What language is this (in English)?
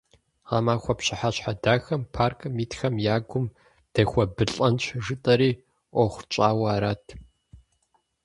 Kabardian